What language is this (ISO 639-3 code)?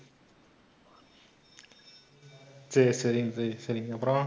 tam